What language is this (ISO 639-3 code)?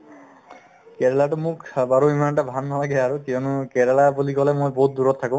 asm